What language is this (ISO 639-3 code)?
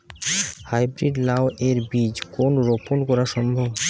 ben